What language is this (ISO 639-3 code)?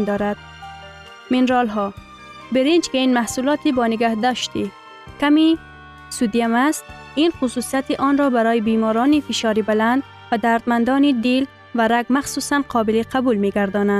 fas